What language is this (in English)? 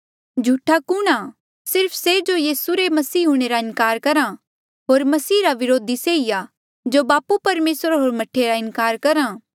Mandeali